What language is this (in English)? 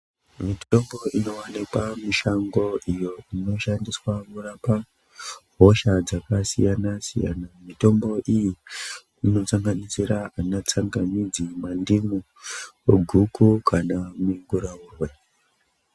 Ndau